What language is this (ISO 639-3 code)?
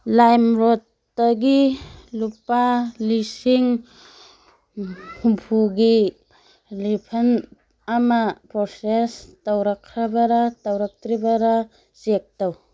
mni